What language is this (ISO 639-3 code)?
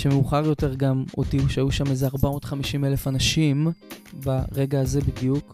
heb